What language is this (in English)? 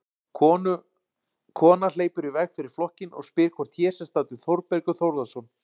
Icelandic